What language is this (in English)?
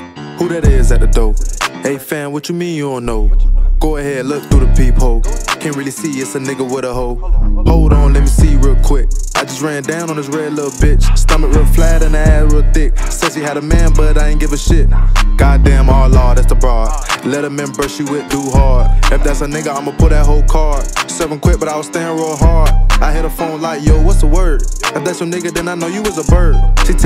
English